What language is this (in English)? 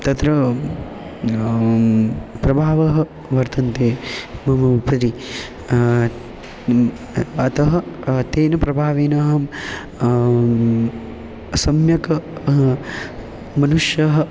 Sanskrit